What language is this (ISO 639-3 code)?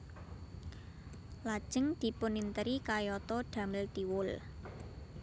jav